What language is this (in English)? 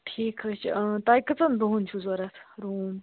Kashmiri